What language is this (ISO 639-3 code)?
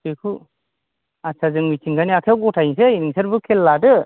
brx